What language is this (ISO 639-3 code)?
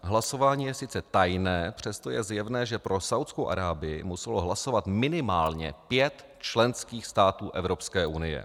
ces